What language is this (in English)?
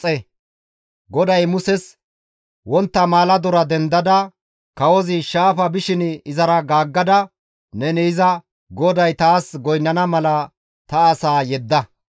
Gamo